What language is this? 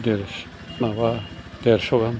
Bodo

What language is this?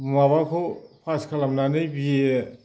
Bodo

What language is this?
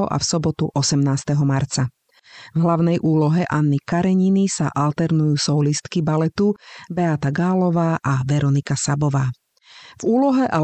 Slovak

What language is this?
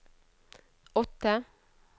Norwegian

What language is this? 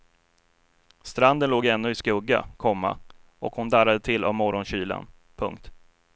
Swedish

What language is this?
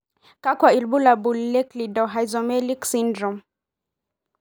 Masai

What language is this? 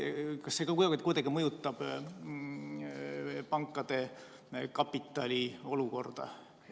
Estonian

